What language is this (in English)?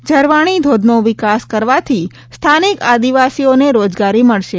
Gujarati